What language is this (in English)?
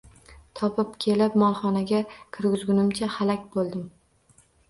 Uzbek